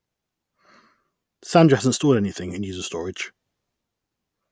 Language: English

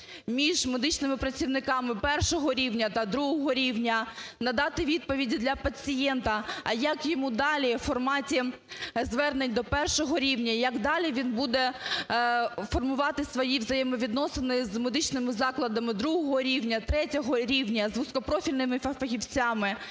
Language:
Ukrainian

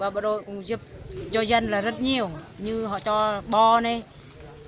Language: Vietnamese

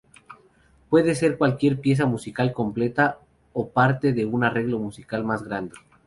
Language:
Spanish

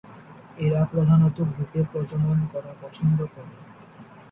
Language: Bangla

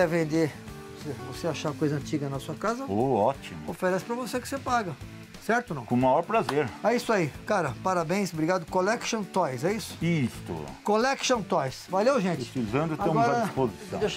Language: Portuguese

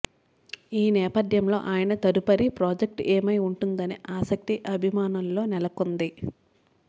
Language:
Telugu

